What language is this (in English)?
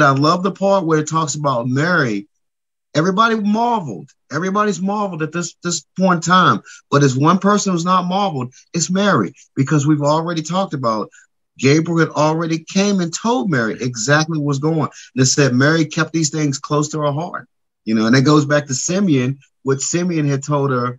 English